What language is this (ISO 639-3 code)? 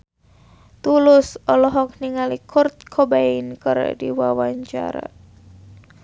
sun